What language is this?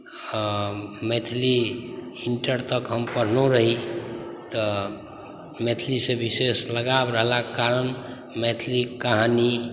Maithili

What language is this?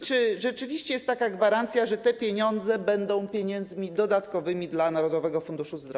Polish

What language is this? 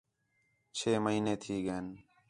Khetrani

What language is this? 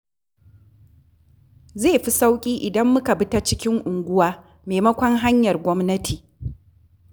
Hausa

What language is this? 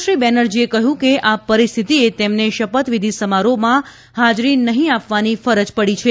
Gujarati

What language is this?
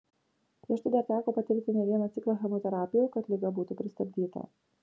Lithuanian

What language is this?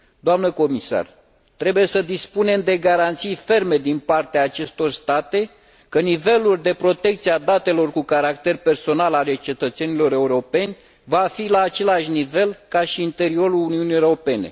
Romanian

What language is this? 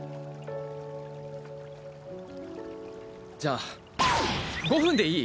Japanese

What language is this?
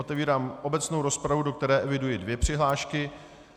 Czech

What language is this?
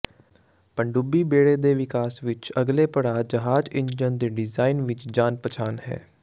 Punjabi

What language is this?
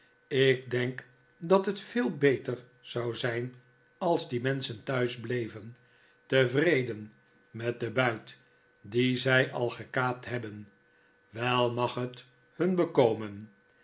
Dutch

